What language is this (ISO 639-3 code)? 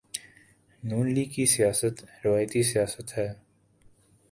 urd